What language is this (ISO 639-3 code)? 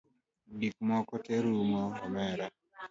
luo